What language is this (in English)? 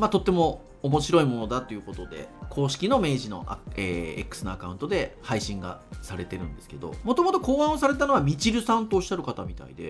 Japanese